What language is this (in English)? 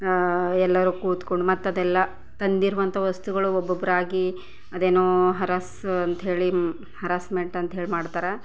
Kannada